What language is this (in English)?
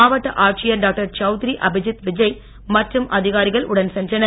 Tamil